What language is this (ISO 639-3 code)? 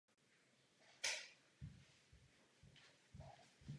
ces